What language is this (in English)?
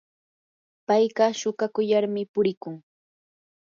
Yanahuanca Pasco Quechua